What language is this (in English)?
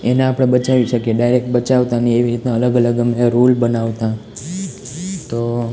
Gujarati